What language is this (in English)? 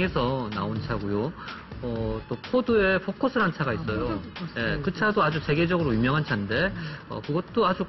Korean